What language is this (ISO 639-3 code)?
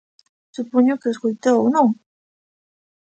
glg